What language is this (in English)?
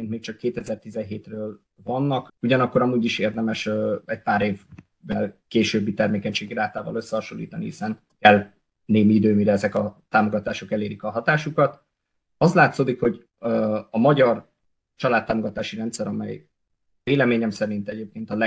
Hungarian